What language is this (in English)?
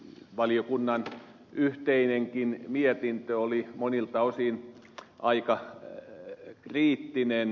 Finnish